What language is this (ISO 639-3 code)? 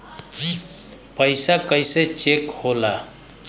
bho